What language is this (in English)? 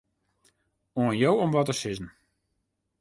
Western Frisian